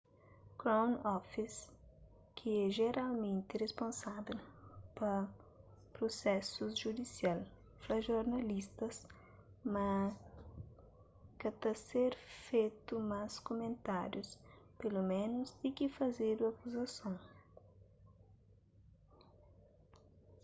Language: Kabuverdianu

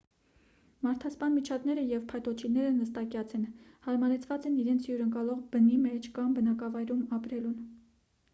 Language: Armenian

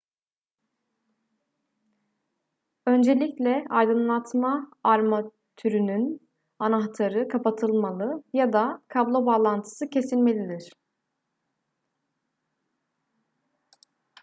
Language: Turkish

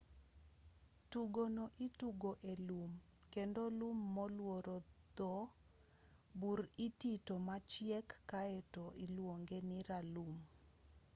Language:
Luo (Kenya and Tanzania)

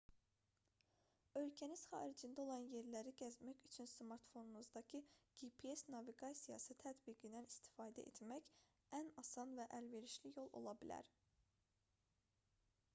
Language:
Azerbaijani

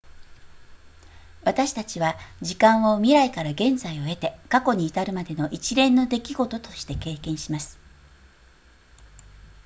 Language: Japanese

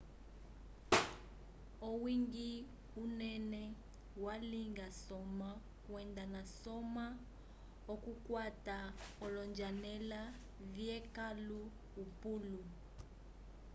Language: Umbundu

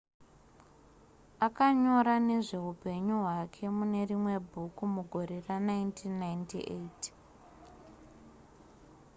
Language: Shona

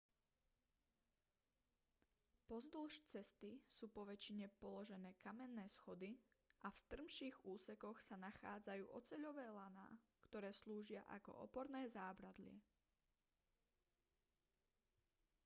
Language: Slovak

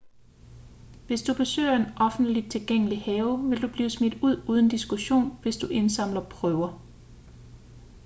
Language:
Danish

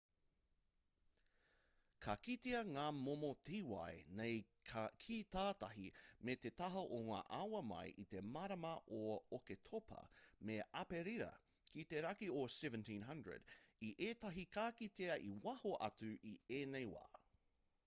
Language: Māori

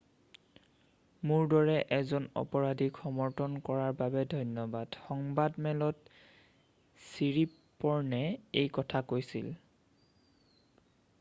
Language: Assamese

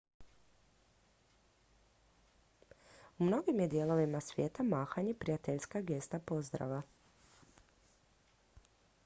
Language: Croatian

